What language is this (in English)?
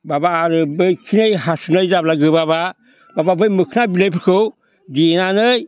Bodo